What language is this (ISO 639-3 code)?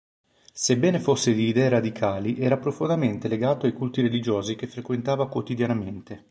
ita